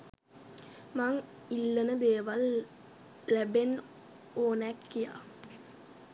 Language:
Sinhala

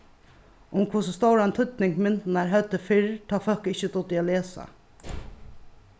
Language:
Faroese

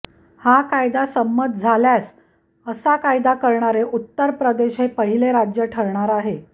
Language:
Marathi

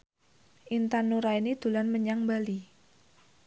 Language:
Javanese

